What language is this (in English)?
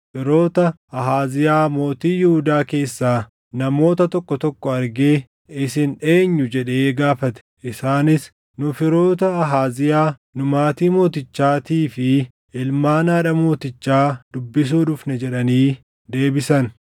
Oromo